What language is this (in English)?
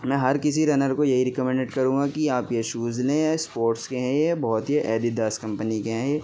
Urdu